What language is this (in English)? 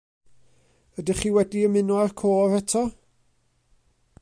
Welsh